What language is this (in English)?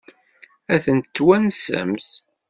Kabyle